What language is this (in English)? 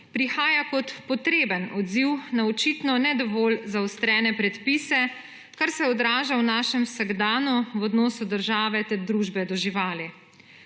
Slovenian